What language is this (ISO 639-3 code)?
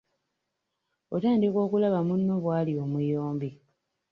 lug